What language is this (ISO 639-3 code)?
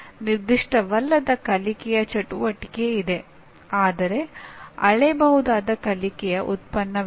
kan